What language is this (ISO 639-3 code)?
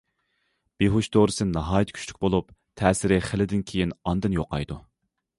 uig